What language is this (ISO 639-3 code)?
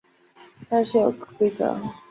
zho